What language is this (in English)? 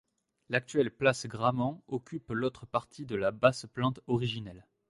French